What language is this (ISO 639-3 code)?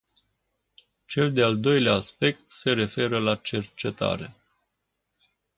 ron